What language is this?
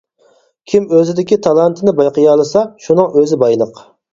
Uyghur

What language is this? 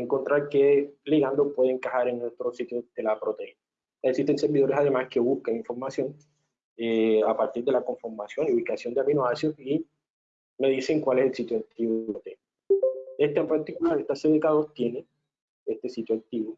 Spanish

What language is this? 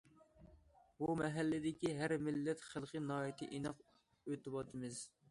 Uyghur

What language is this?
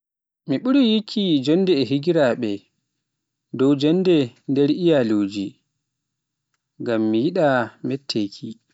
Pular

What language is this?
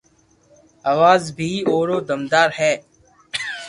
Loarki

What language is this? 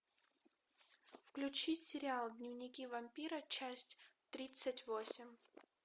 Russian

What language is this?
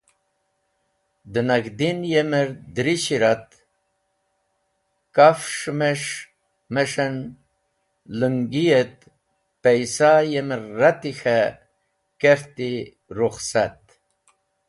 Wakhi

